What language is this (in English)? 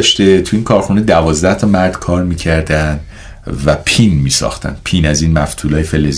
Persian